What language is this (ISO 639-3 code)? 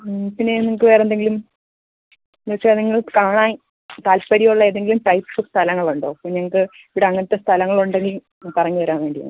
mal